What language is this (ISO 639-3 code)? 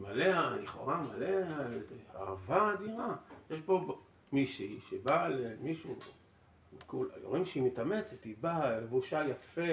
heb